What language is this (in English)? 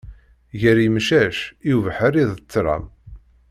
Kabyle